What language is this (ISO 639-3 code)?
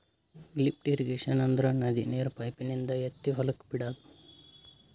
kan